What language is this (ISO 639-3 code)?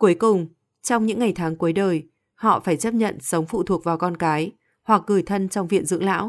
vie